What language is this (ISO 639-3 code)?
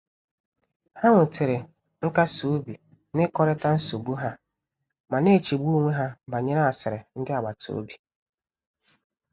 ibo